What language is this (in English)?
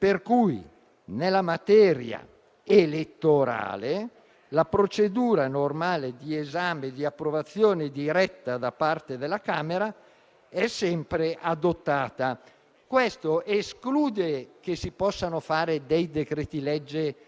Italian